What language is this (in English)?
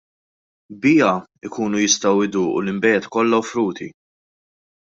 Maltese